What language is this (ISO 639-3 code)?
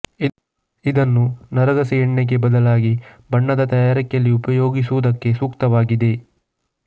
kan